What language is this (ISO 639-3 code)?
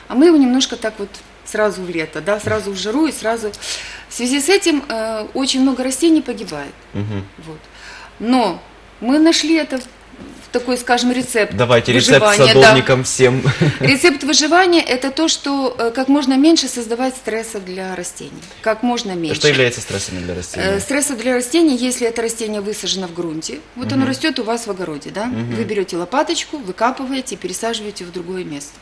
rus